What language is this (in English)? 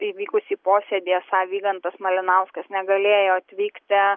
Lithuanian